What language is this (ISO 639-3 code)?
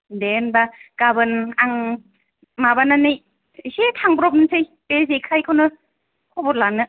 brx